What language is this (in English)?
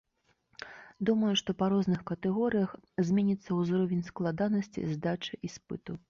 Belarusian